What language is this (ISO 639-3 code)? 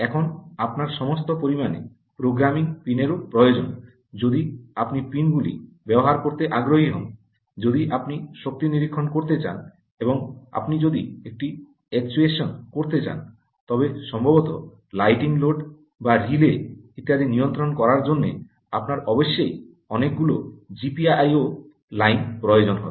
ben